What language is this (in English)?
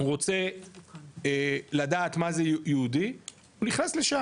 Hebrew